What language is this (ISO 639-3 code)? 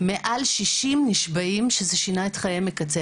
heb